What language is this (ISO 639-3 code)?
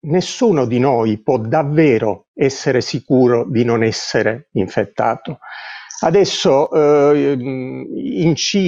ita